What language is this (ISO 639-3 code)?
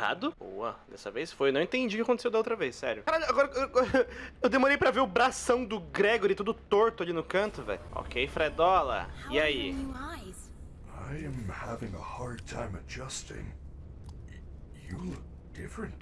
por